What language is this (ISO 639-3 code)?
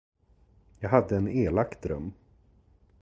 swe